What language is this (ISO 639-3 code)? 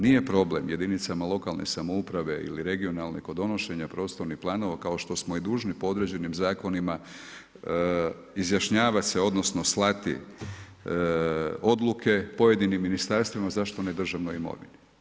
hrv